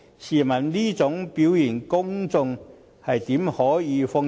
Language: Cantonese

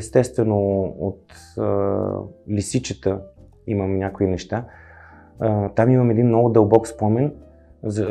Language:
Bulgarian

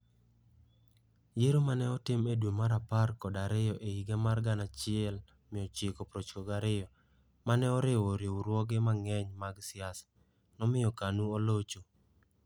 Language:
Luo (Kenya and Tanzania)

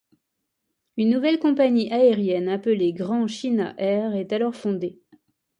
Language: French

